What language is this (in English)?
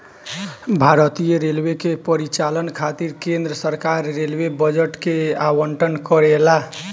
Bhojpuri